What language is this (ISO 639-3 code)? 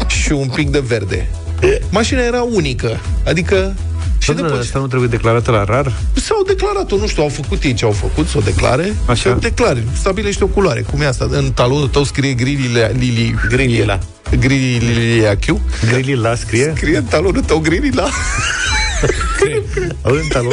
ron